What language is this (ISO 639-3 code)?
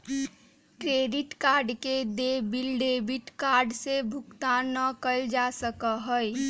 mag